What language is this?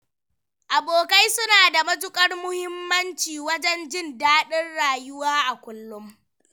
Hausa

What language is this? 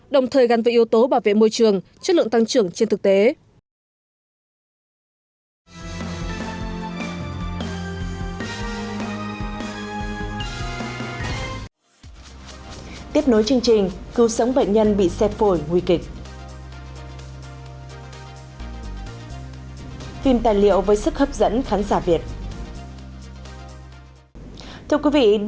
Vietnamese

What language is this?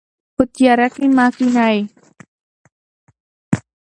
Pashto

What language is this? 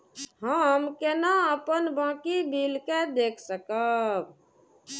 Maithili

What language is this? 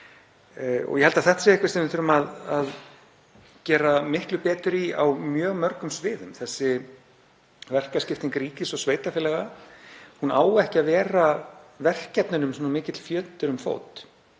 Icelandic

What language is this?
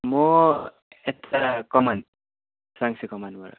Nepali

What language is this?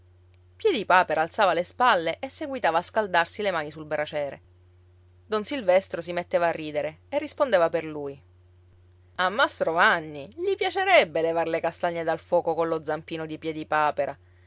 Italian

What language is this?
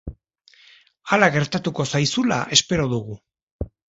Basque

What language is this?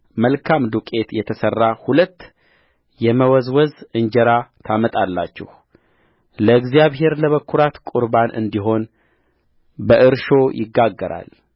Amharic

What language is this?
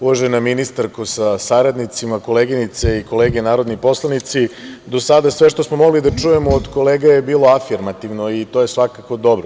Serbian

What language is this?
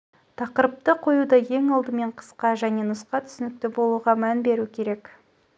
Kazakh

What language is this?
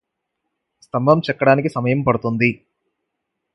Telugu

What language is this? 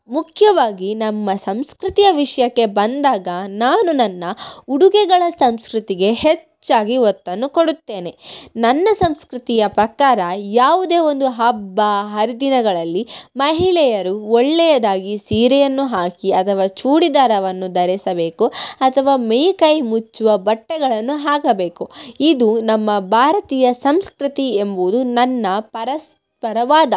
Kannada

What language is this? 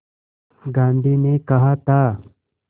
Hindi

